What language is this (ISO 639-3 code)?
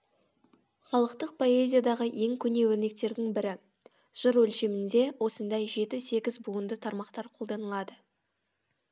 kaz